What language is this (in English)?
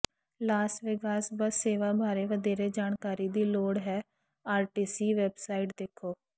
Punjabi